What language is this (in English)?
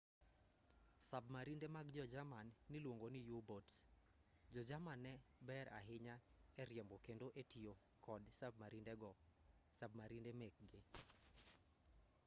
Luo (Kenya and Tanzania)